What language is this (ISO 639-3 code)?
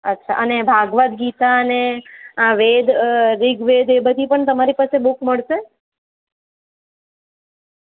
guj